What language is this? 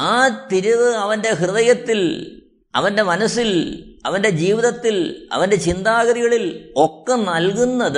Malayalam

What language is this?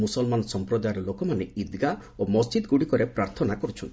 Odia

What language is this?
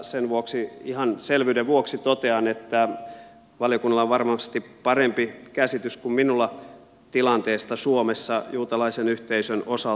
Finnish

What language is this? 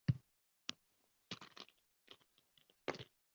Uzbek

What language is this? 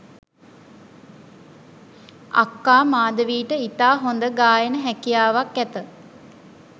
Sinhala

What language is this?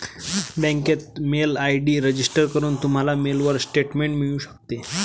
Marathi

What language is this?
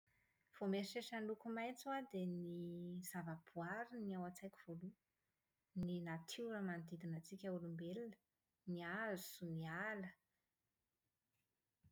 Malagasy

